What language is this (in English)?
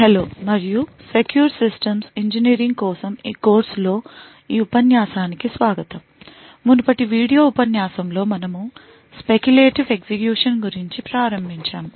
Telugu